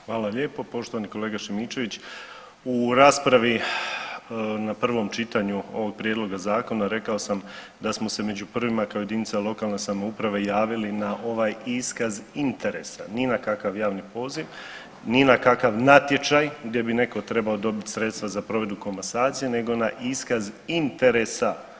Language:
Croatian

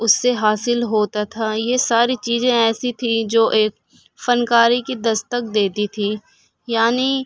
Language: Urdu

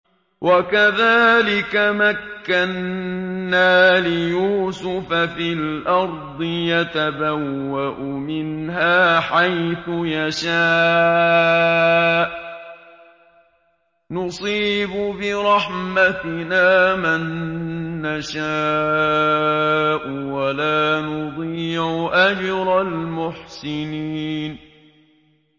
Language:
Arabic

